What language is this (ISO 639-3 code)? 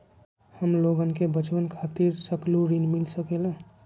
mag